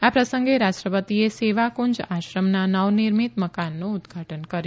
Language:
Gujarati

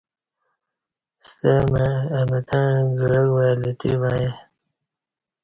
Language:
Kati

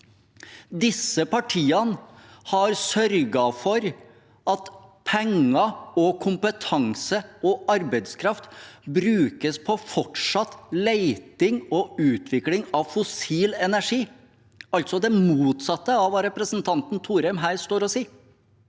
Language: Norwegian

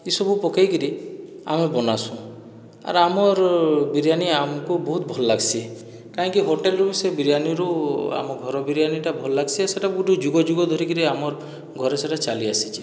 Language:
Odia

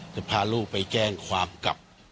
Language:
Thai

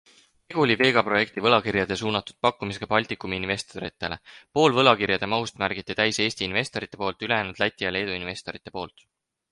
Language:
Estonian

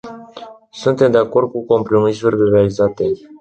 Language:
Romanian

